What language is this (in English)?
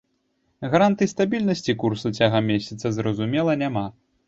Belarusian